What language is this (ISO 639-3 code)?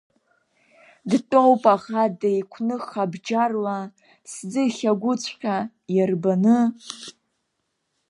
abk